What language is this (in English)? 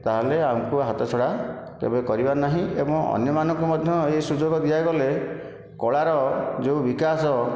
Odia